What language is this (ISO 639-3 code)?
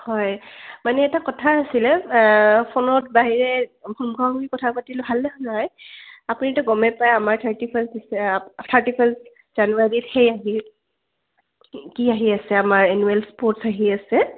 asm